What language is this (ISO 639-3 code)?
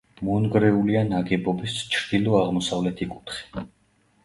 kat